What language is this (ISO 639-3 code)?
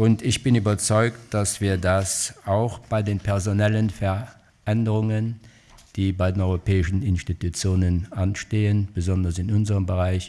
deu